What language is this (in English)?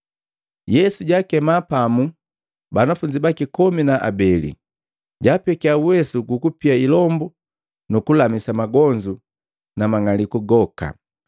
Matengo